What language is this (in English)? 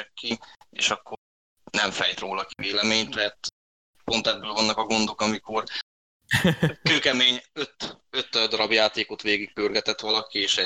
Hungarian